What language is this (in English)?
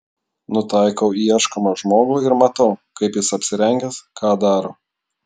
Lithuanian